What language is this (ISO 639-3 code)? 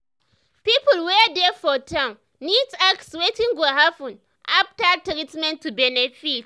pcm